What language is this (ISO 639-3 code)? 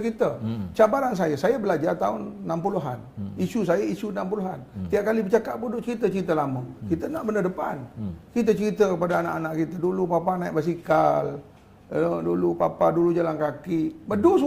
msa